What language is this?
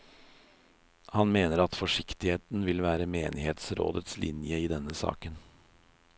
Norwegian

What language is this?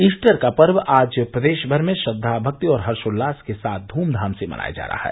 Hindi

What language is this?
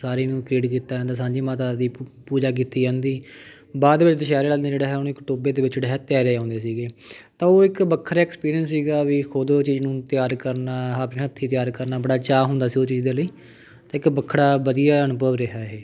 Punjabi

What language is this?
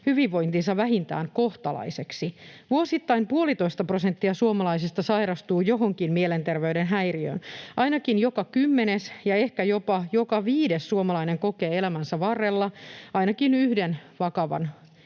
Finnish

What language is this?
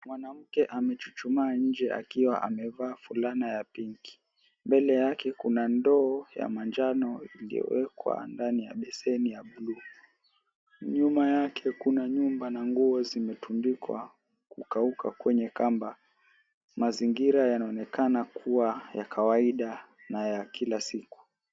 Swahili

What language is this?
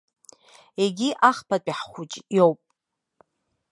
Abkhazian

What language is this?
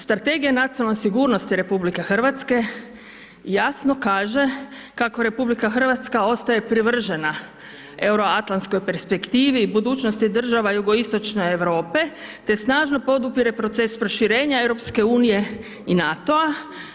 Croatian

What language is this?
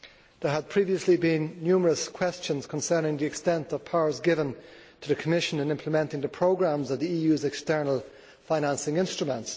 English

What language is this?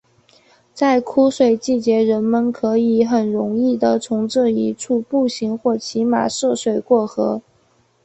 Chinese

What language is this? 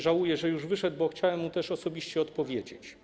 Polish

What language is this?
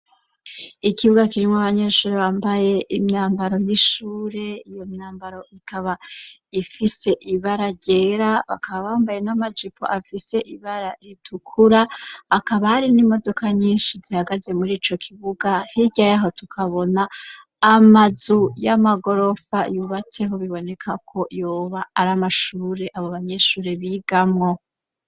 Rundi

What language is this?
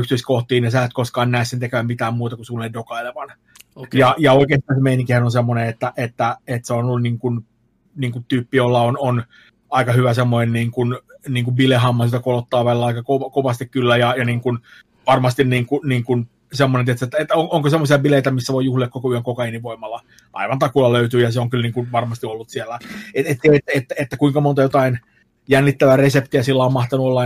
Finnish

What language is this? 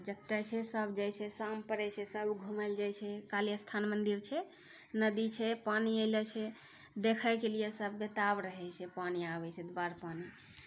Maithili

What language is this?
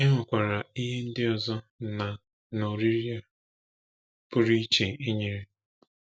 Igbo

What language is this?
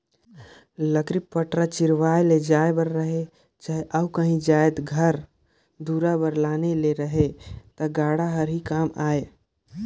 Chhattisgarhi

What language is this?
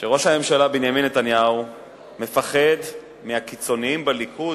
Hebrew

